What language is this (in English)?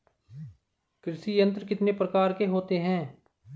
Hindi